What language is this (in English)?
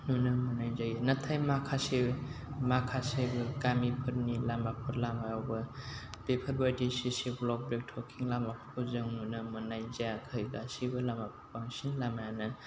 Bodo